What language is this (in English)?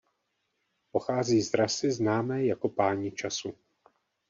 Czech